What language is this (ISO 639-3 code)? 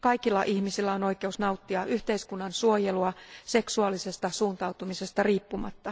fin